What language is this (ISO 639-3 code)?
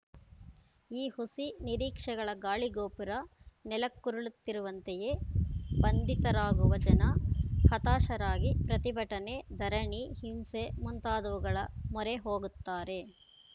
kan